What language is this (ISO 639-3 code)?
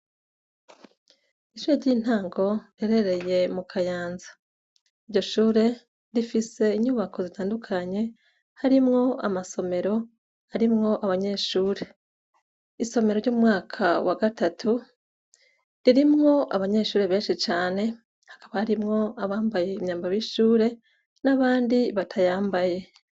run